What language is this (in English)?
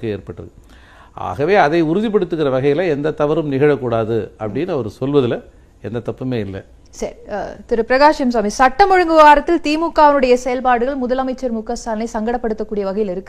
Tamil